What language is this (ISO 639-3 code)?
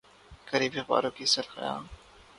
urd